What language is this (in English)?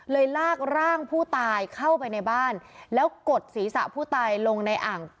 Thai